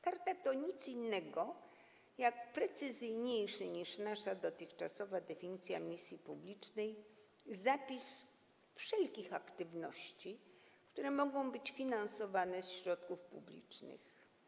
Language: Polish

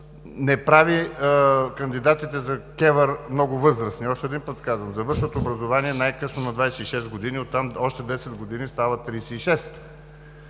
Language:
Bulgarian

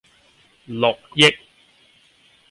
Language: Cantonese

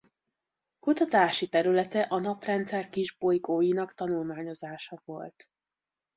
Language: Hungarian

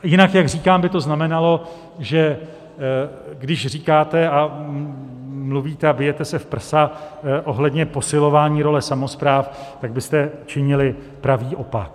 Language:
Czech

